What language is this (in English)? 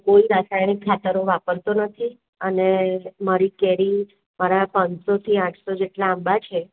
Gujarati